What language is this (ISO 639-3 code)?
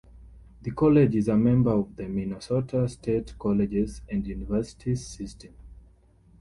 eng